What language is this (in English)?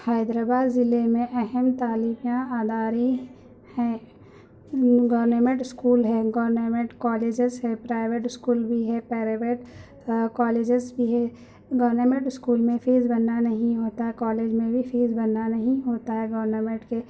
Urdu